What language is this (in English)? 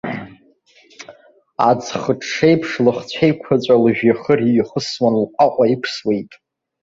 Abkhazian